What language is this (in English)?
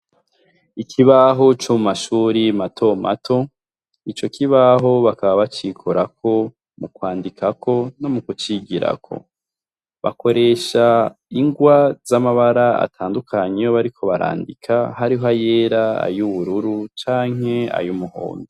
Rundi